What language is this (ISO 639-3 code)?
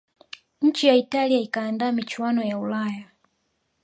swa